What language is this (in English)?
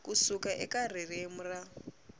Tsonga